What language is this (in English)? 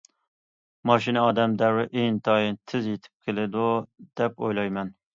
Uyghur